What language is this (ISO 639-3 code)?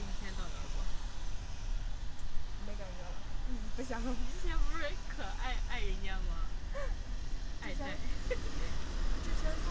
zho